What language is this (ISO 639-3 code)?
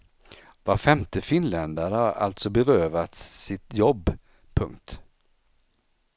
swe